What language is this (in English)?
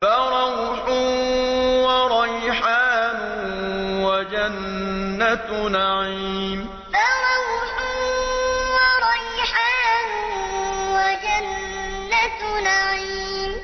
Arabic